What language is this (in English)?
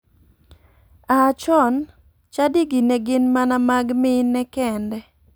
Luo (Kenya and Tanzania)